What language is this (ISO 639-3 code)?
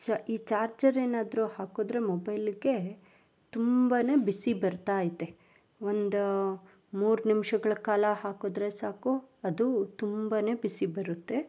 kan